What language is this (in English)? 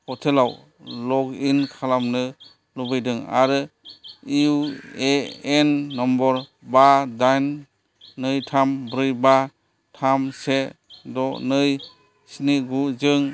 Bodo